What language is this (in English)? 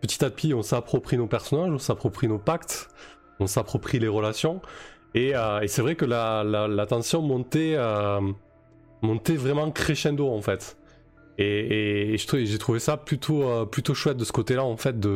French